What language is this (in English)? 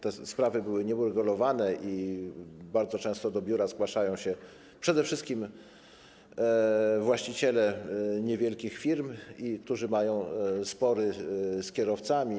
Polish